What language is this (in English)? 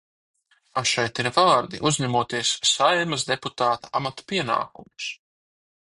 Latvian